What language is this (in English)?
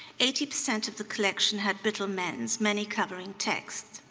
English